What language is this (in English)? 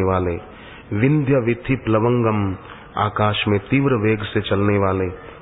Hindi